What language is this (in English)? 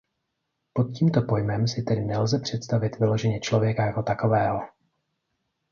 Czech